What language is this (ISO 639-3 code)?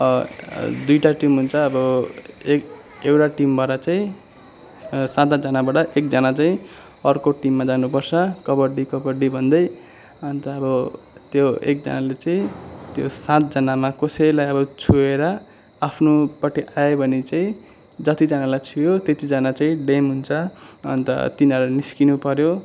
nep